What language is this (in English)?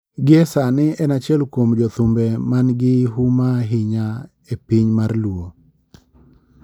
Luo (Kenya and Tanzania)